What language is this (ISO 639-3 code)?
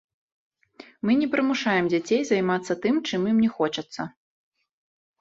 bel